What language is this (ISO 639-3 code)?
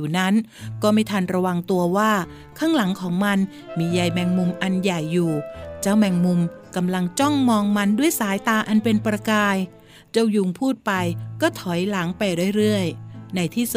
tha